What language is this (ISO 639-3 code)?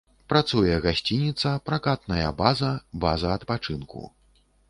bel